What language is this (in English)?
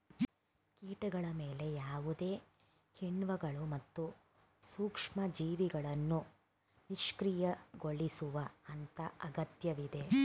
Kannada